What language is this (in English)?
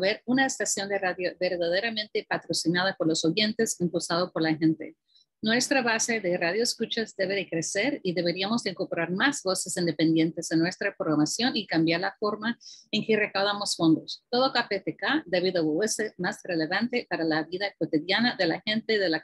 Spanish